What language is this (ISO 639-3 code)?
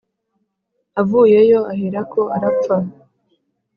kin